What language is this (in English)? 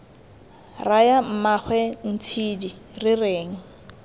Tswana